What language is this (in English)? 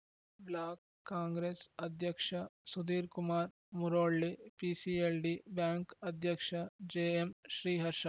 Kannada